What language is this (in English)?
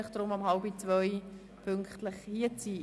Swiss German